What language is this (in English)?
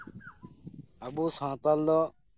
Santali